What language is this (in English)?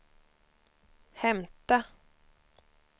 Swedish